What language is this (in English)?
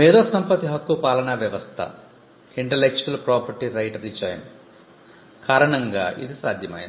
Telugu